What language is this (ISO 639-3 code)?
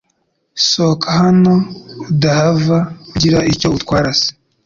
kin